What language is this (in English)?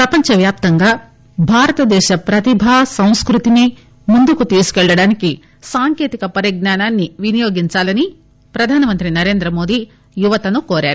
Telugu